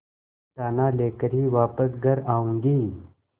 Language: Hindi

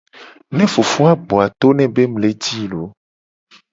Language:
Gen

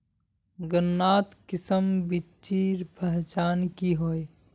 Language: Magahi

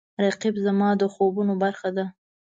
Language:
Pashto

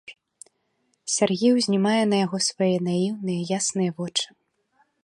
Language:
Belarusian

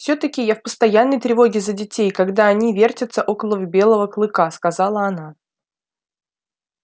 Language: Russian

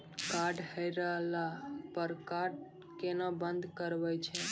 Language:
Maithili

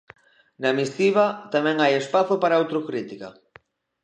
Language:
Galician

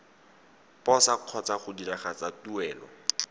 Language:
Tswana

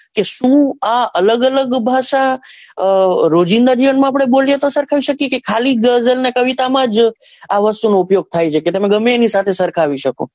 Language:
Gujarati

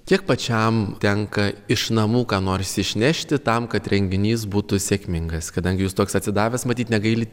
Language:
Lithuanian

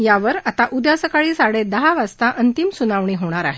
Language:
Marathi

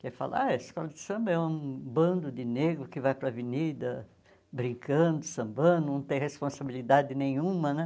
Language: Portuguese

